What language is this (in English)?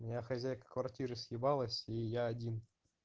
Russian